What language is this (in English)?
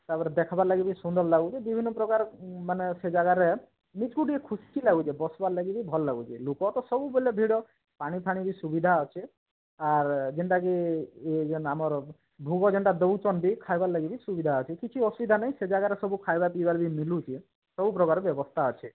Odia